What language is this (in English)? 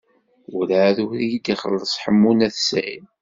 Kabyle